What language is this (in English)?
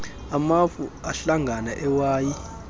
Xhosa